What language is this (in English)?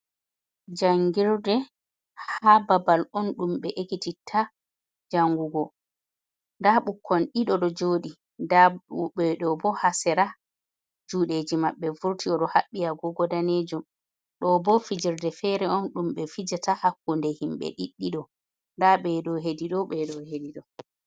Fula